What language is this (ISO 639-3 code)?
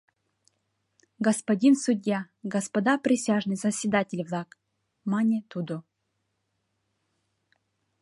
chm